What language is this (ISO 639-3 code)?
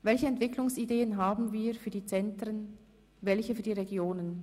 gsw